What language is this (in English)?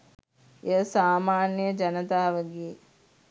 Sinhala